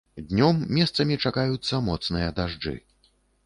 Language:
Belarusian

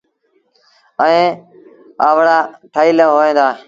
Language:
Sindhi Bhil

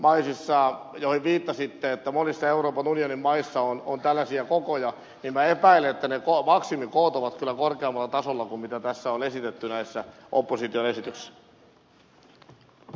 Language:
Finnish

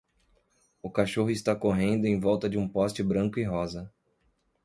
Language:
Portuguese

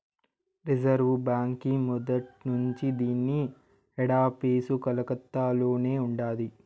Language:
Telugu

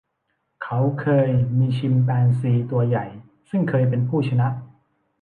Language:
Thai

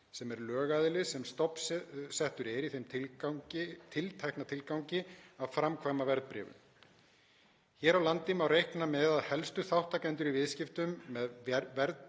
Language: Icelandic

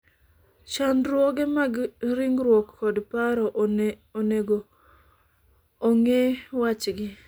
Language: Luo (Kenya and Tanzania)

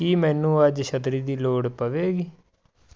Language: Punjabi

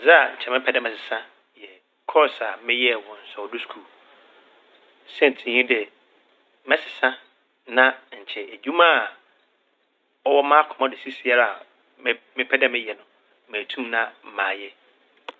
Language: Akan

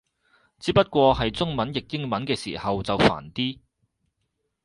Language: Cantonese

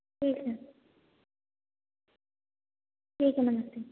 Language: Hindi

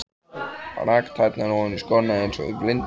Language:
Icelandic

